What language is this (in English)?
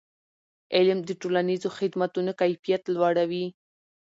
Pashto